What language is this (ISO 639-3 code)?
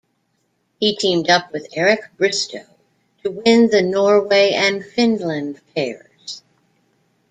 eng